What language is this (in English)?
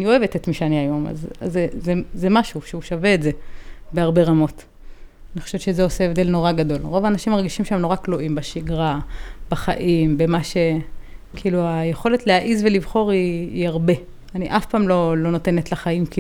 Hebrew